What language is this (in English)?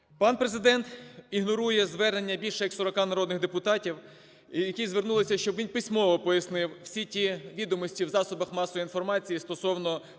Ukrainian